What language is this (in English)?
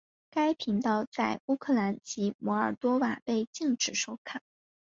Chinese